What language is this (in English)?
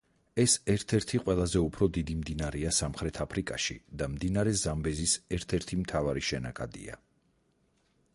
Georgian